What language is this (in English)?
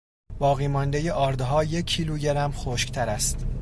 Persian